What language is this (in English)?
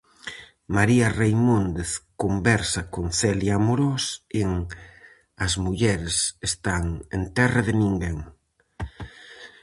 Galician